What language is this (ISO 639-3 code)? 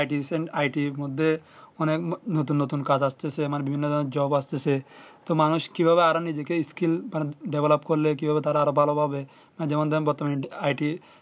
ben